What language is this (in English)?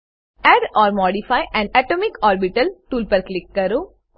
Gujarati